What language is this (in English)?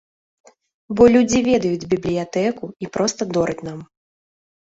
Belarusian